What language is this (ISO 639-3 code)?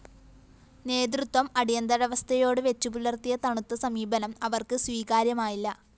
mal